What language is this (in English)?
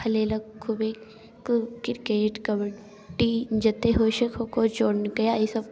Maithili